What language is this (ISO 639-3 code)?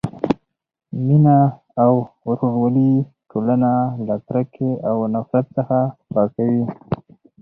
pus